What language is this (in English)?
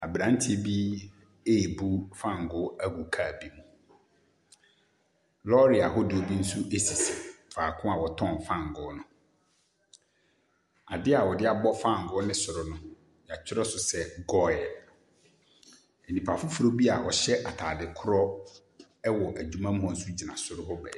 Akan